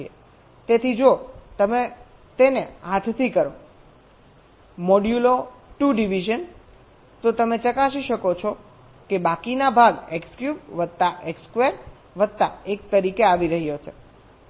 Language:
Gujarati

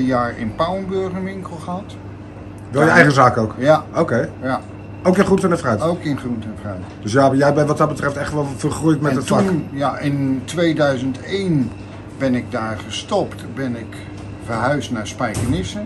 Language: Dutch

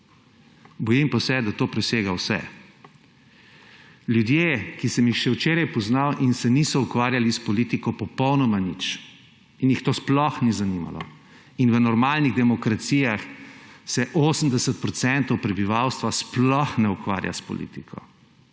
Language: Slovenian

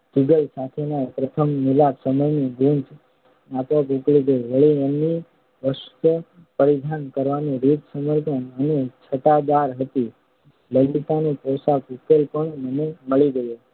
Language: Gujarati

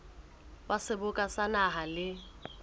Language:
Southern Sotho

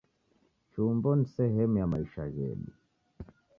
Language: Taita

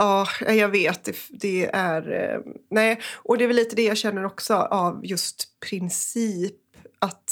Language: Swedish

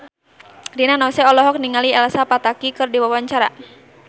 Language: Sundanese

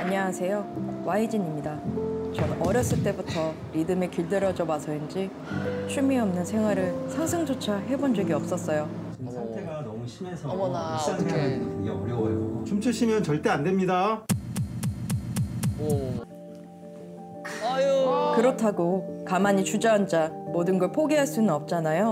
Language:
Korean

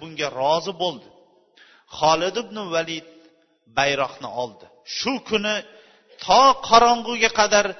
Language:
Bulgarian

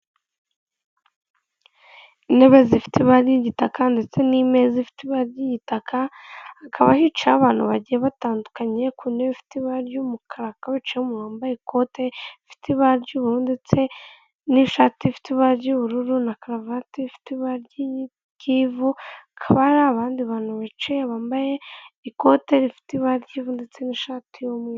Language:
Kinyarwanda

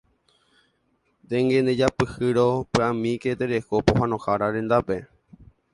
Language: Guarani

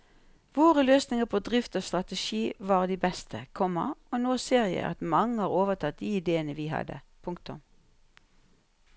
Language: Norwegian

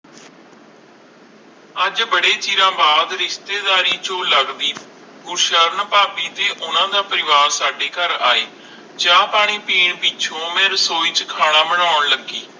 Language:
Punjabi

